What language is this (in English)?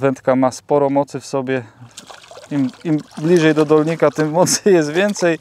Polish